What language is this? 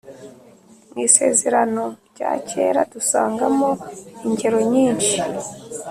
Kinyarwanda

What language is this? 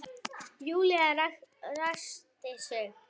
Icelandic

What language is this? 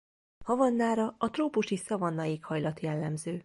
Hungarian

